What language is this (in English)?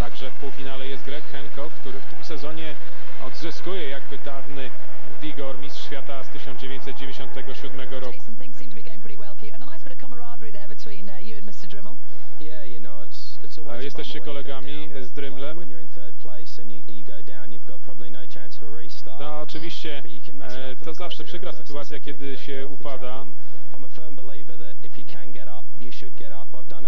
Polish